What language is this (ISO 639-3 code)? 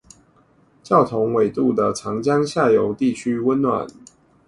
zho